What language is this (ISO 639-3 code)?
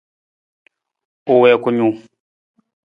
nmz